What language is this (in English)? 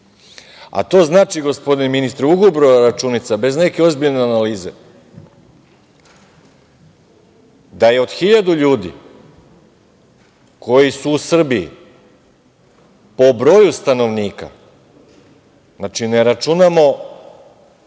Serbian